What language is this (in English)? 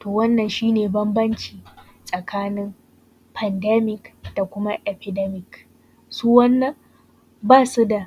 Hausa